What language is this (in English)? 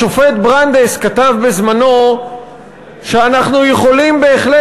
Hebrew